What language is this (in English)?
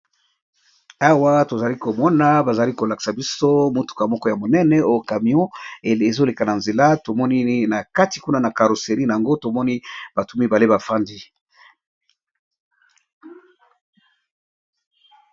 Lingala